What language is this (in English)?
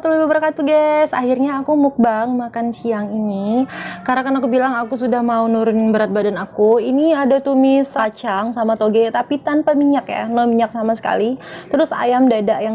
Indonesian